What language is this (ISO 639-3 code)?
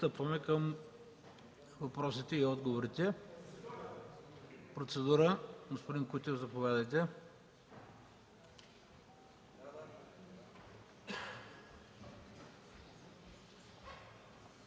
bul